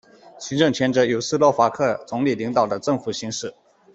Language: Chinese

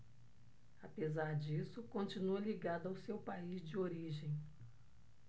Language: Portuguese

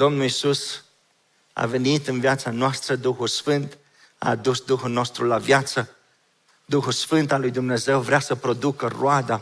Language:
Romanian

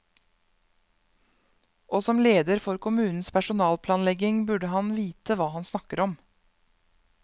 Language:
Norwegian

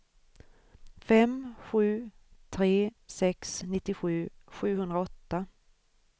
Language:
Swedish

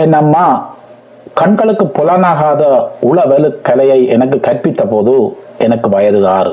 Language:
Tamil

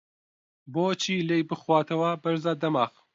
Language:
Central Kurdish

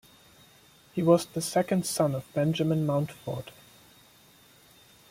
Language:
English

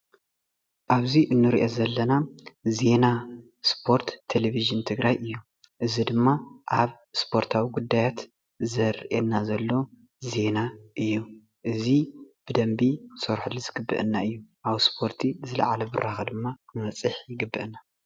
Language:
Tigrinya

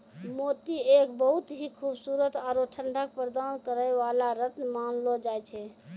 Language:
Maithili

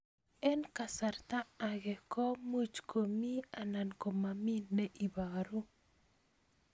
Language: Kalenjin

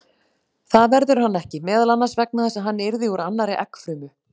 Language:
Icelandic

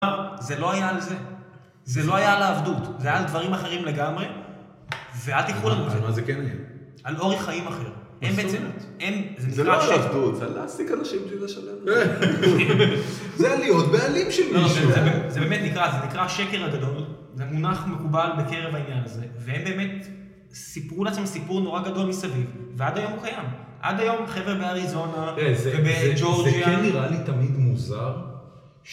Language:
Hebrew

